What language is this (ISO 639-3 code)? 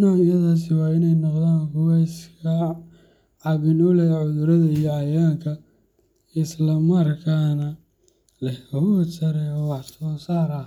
som